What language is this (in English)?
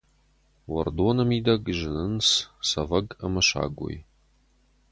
Ossetic